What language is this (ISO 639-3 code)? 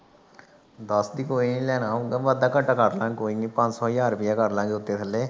pan